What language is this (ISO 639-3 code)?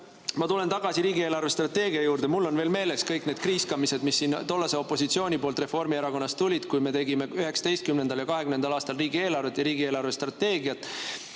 est